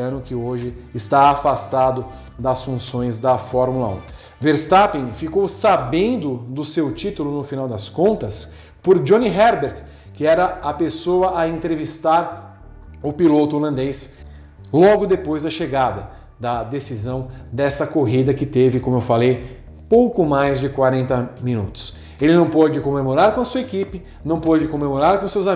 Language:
Portuguese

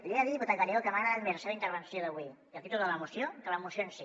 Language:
Catalan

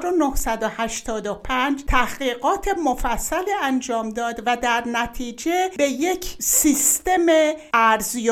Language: Persian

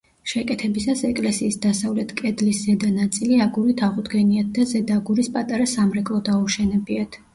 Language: Georgian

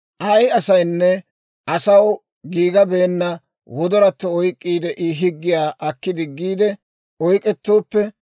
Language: Dawro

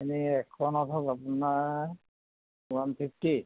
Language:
Assamese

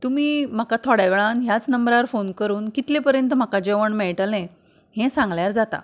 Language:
Konkani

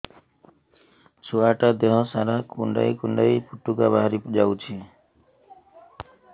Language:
Odia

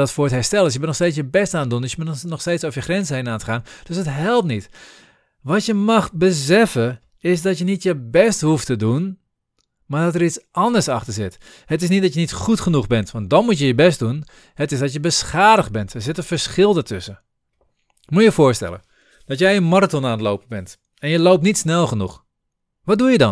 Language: Dutch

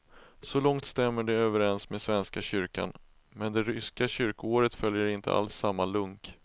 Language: Swedish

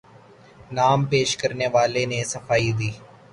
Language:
Urdu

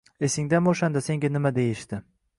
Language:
Uzbek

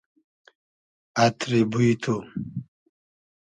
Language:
Hazaragi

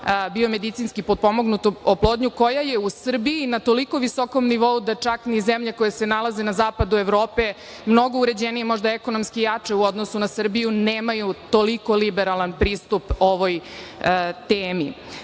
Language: Serbian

